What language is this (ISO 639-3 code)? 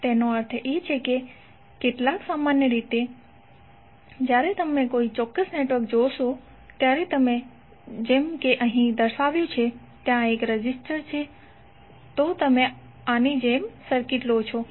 guj